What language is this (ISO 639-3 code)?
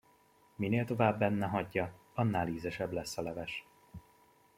hun